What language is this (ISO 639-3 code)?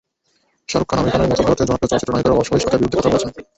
ben